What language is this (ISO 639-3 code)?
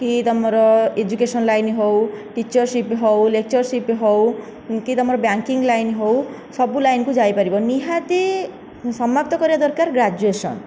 ori